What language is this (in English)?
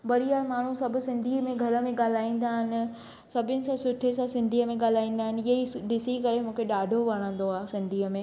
Sindhi